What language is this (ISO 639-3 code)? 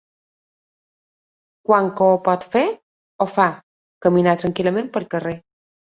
cat